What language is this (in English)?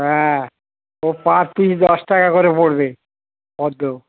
Bangla